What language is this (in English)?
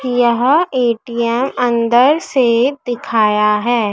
Hindi